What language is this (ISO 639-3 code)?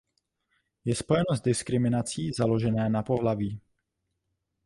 ces